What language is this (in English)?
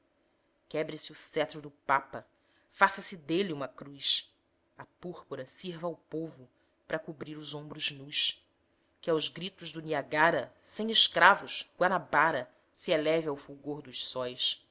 Portuguese